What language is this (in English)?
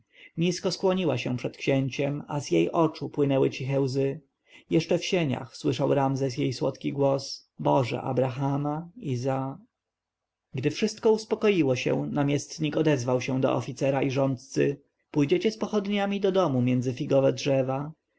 Polish